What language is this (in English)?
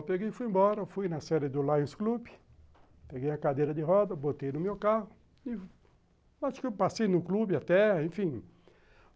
Portuguese